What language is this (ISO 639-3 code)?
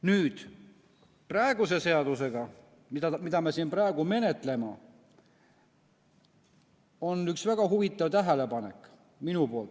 est